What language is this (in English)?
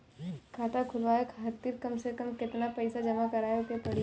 Bhojpuri